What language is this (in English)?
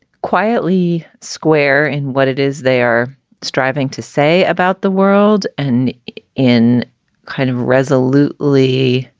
English